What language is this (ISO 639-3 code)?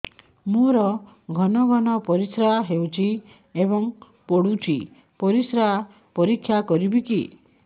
ori